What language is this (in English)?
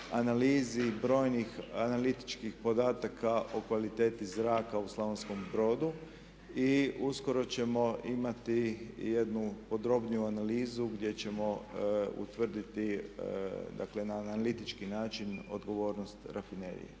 Croatian